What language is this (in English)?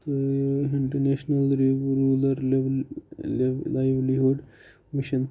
Kashmiri